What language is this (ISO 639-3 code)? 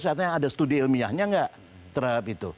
ind